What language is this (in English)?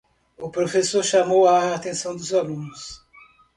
Portuguese